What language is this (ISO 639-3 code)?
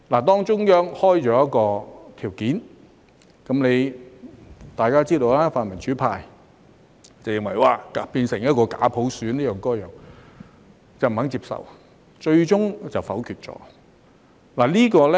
yue